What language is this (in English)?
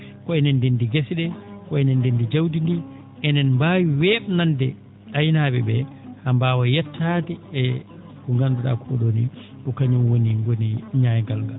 Fula